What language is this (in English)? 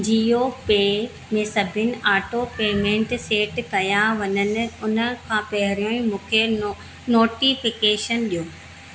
Sindhi